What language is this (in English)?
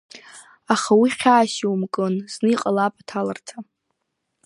Abkhazian